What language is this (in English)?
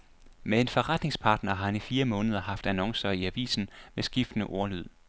Danish